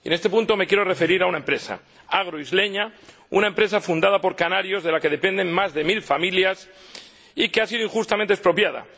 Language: Spanish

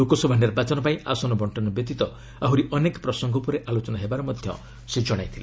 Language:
Odia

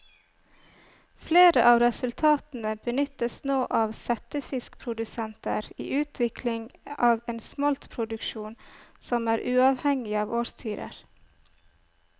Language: Norwegian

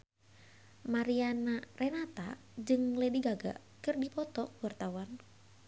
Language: Sundanese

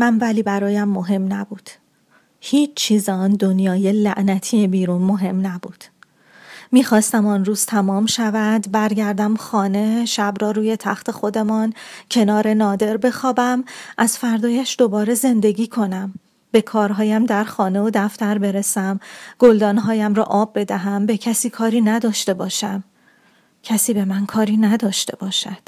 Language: Persian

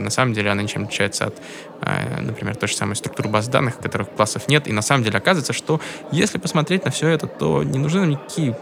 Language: Russian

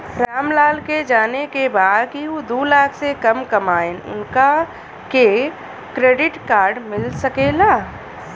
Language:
Bhojpuri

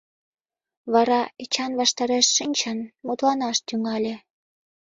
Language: Mari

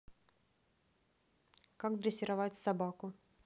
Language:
Russian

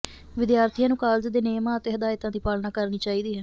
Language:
Punjabi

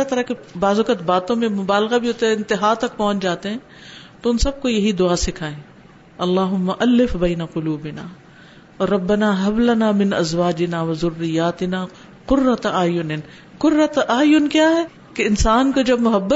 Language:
Urdu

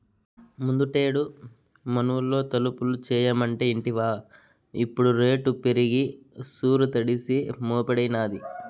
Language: Telugu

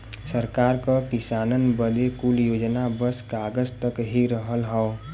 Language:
Bhojpuri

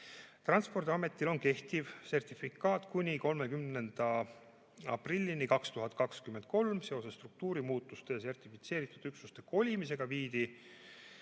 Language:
Estonian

